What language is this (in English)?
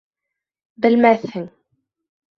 Bashkir